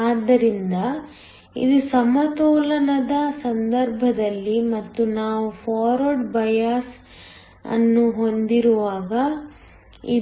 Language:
Kannada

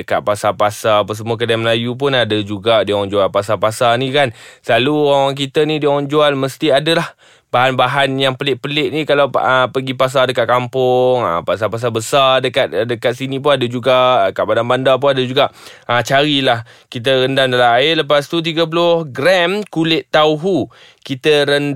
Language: Malay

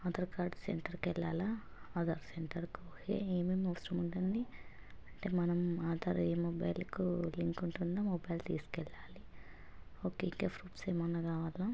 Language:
Telugu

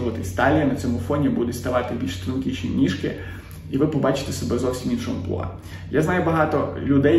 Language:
Ukrainian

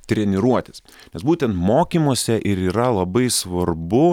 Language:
Lithuanian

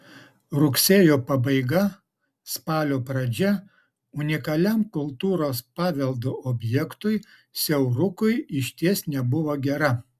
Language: Lithuanian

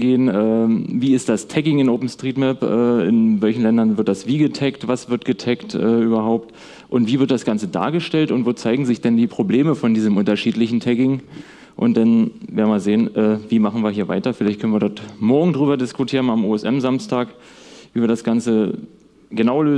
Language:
German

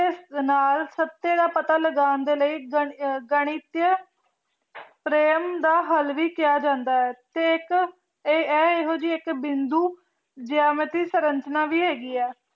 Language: Punjabi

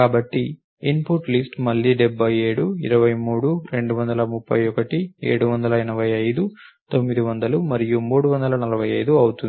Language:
Telugu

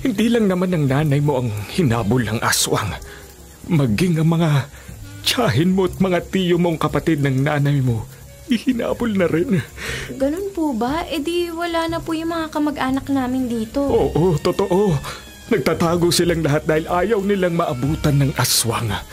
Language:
Filipino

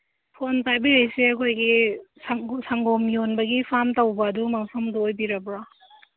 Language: Manipuri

